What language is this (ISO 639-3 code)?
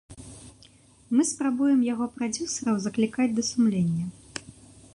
bel